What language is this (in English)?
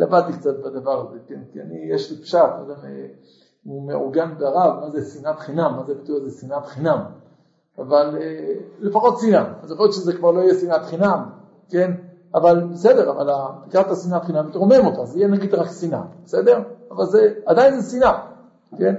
Hebrew